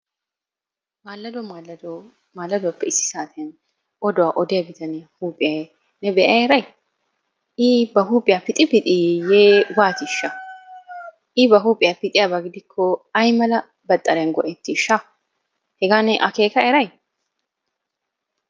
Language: Wolaytta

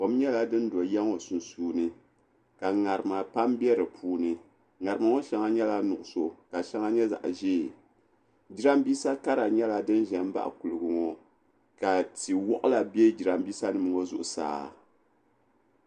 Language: Dagbani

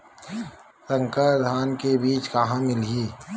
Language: Chhattisgarhi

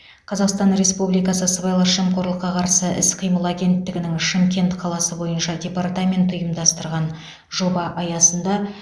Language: Kazakh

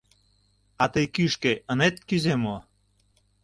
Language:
Mari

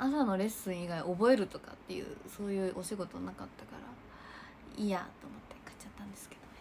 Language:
Japanese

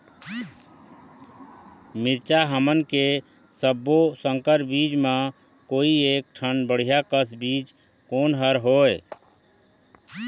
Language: Chhattisgarhi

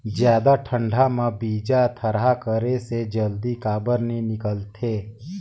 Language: Chhattisgarhi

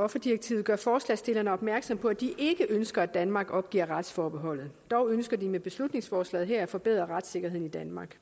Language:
Danish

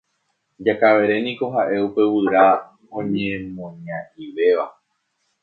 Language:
Guarani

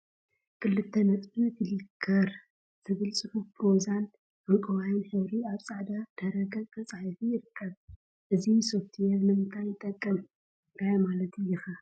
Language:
Tigrinya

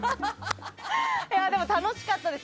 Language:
Japanese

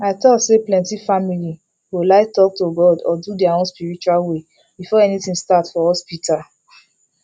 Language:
Nigerian Pidgin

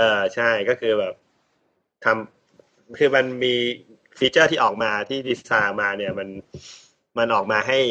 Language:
Thai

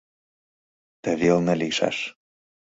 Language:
Mari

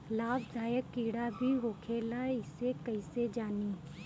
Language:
Bhojpuri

